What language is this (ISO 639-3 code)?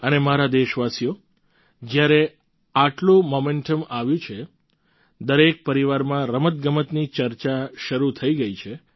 guj